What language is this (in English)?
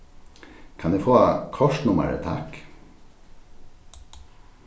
Faroese